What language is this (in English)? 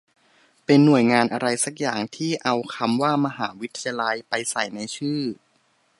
Thai